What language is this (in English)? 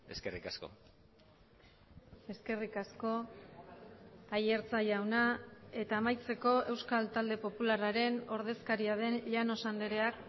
Basque